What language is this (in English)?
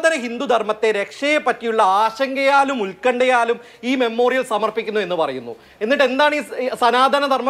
English